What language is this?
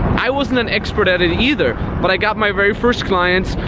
English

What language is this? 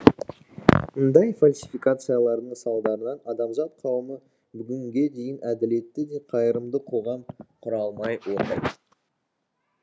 Kazakh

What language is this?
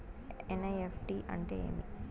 Telugu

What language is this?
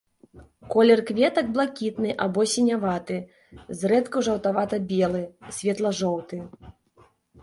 Belarusian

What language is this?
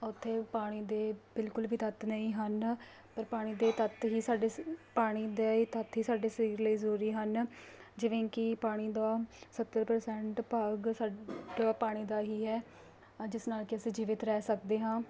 Punjabi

